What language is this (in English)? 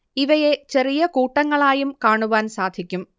Malayalam